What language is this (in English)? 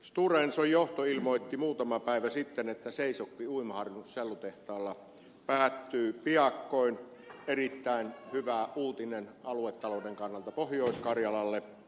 Finnish